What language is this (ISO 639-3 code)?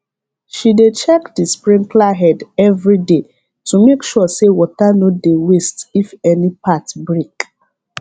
pcm